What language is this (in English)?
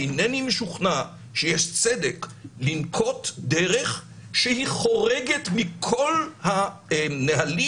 Hebrew